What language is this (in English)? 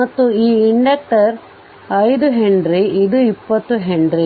Kannada